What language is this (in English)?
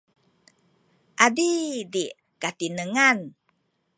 Sakizaya